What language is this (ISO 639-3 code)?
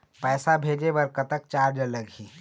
hne